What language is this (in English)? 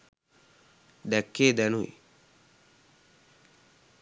Sinhala